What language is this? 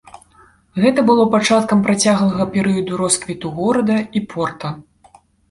Belarusian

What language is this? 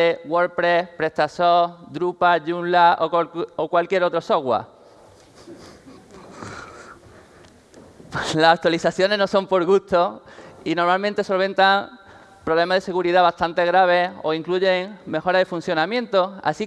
Spanish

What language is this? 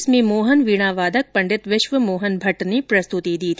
Hindi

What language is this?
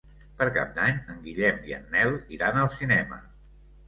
Catalan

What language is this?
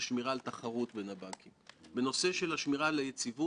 Hebrew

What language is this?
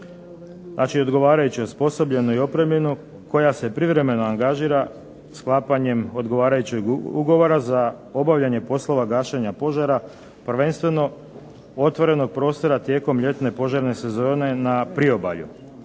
Croatian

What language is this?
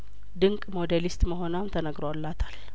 Amharic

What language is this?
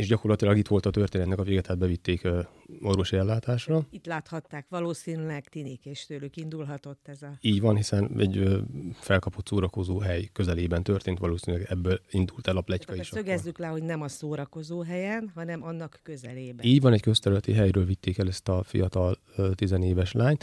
Hungarian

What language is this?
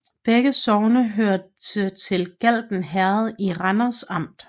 Danish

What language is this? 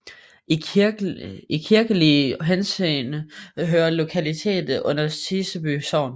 Danish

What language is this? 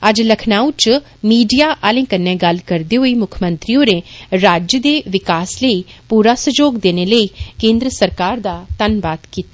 Dogri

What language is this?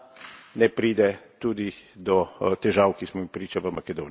Slovenian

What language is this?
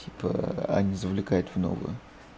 Russian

